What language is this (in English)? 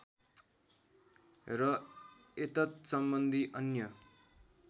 Nepali